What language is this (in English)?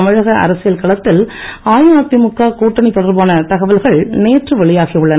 Tamil